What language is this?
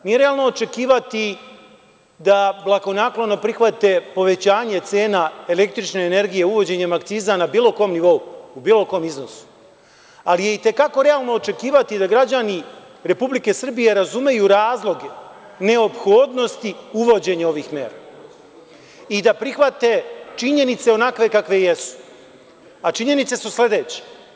Serbian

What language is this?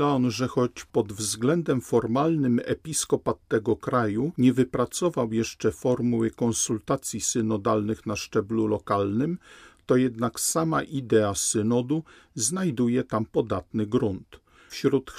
Polish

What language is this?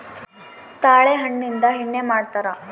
Kannada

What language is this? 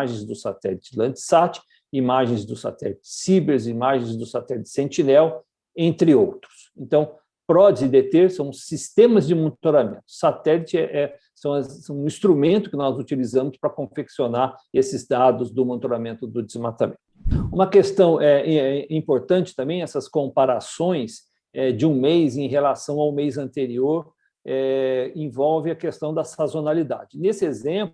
Portuguese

